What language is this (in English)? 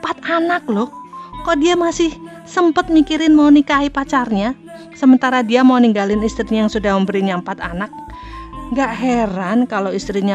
Indonesian